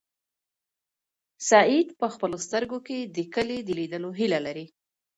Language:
Pashto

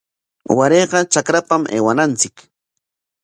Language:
Corongo Ancash Quechua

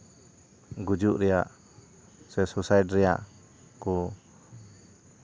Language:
Santali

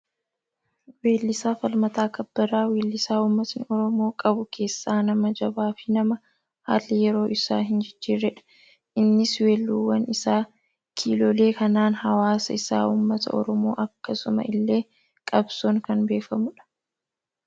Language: Oromo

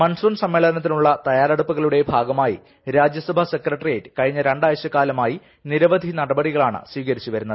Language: Malayalam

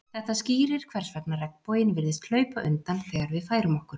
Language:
Icelandic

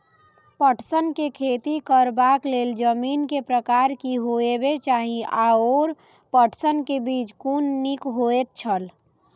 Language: Maithili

